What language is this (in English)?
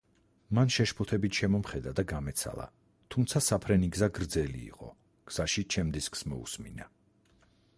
Georgian